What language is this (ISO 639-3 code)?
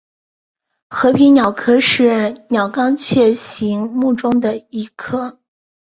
zho